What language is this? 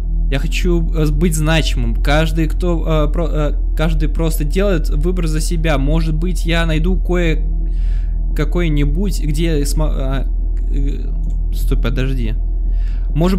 Russian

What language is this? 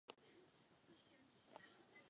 Czech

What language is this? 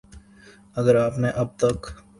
Urdu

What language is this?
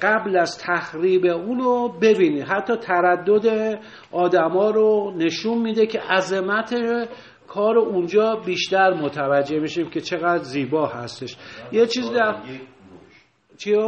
Persian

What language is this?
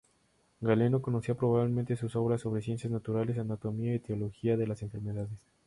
Spanish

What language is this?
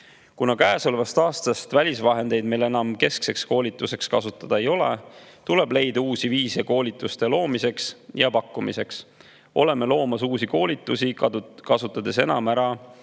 Estonian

